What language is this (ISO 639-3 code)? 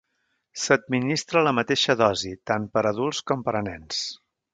cat